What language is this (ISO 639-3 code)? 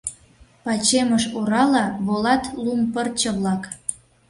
chm